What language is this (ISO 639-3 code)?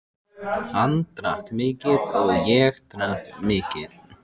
isl